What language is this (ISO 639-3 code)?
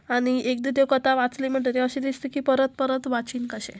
kok